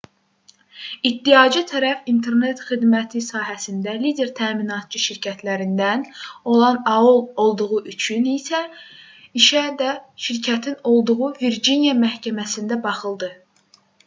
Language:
Azerbaijani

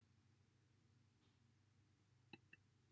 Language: Welsh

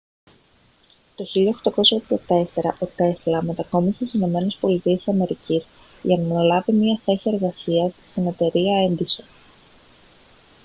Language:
Greek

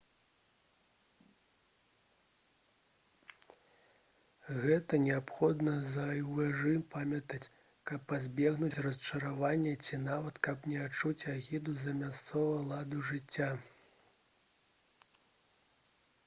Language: Belarusian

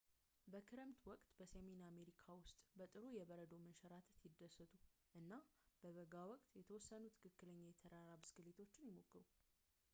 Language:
Amharic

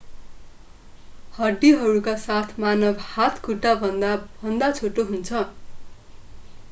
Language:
Nepali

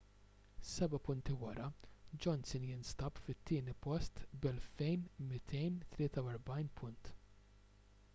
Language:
Maltese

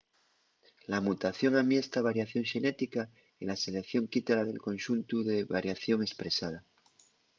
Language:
Asturian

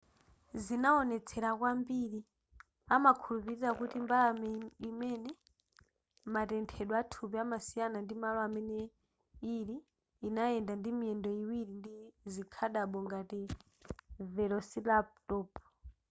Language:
Nyanja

